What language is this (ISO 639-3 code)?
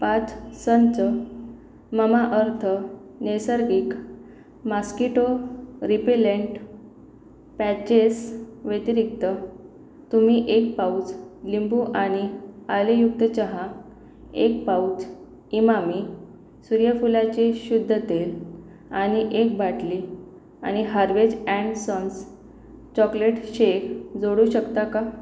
mar